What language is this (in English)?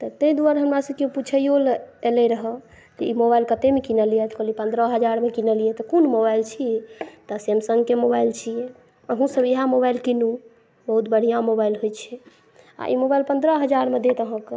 Maithili